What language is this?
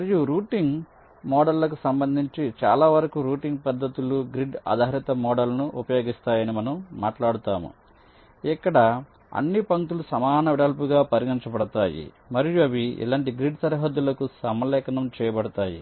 Telugu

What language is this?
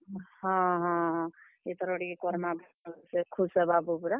Odia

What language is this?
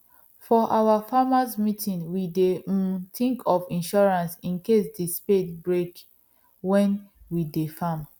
Nigerian Pidgin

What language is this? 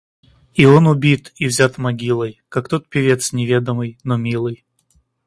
Russian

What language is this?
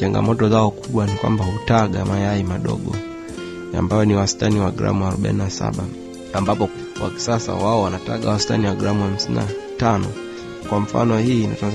Swahili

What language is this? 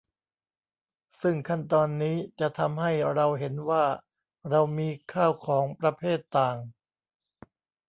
Thai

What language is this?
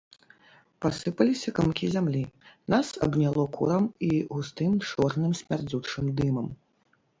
Belarusian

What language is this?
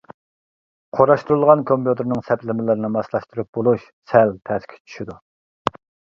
Uyghur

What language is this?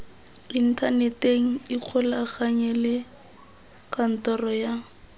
Tswana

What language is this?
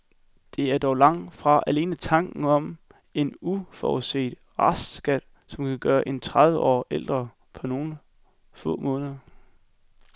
Danish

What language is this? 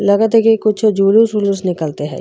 Bhojpuri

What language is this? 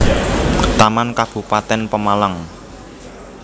Javanese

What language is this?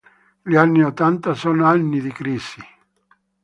Italian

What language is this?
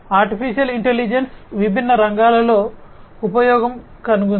Telugu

